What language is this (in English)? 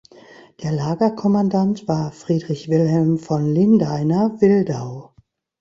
German